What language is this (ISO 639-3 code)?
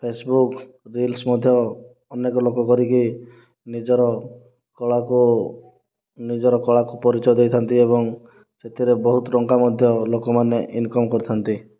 ori